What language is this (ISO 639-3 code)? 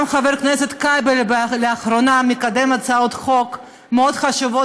heb